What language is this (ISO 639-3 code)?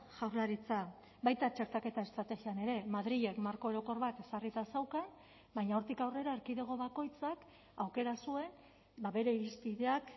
eus